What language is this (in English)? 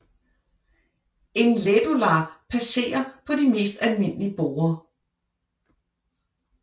Danish